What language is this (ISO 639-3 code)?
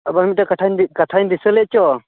sat